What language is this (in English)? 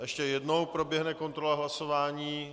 Czech